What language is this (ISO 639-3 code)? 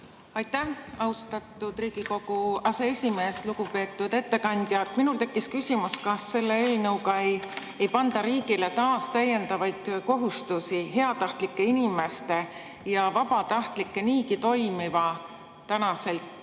est